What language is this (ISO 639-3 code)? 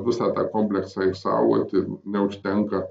lit